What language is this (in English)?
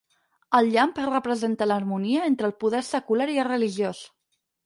Catalan